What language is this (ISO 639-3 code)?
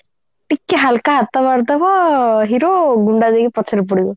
ori